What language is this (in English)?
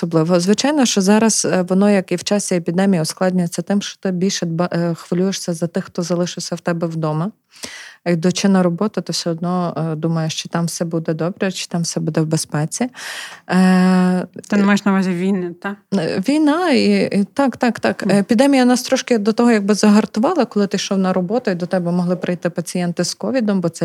Ukrainian